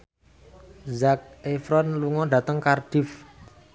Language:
Javanese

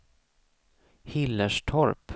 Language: Swedish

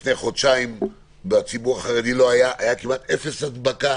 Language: Hebrew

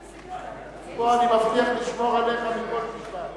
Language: Hebrew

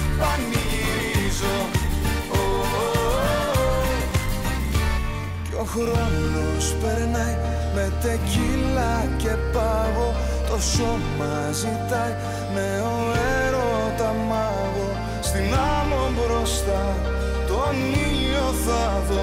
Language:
Greek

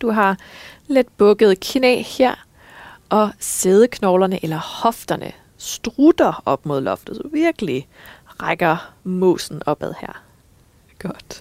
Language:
Danish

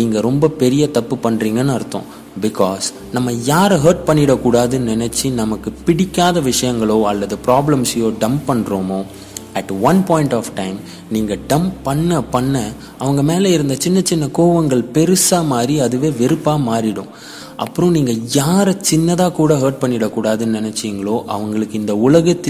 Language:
Tamil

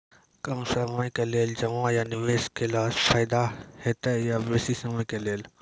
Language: Maithili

